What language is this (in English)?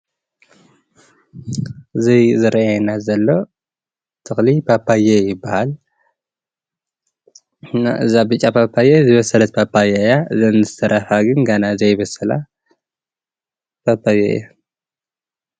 Tigrinya